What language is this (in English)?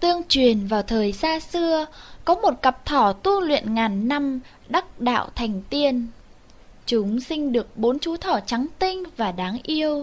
Vietnamese